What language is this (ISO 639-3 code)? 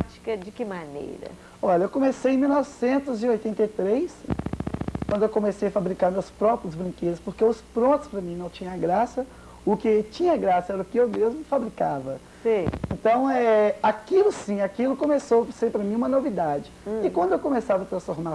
por